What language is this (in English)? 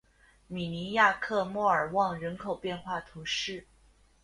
Chinese